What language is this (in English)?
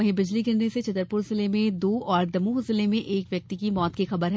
Hindi